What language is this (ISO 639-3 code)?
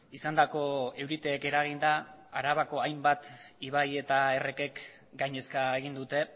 eus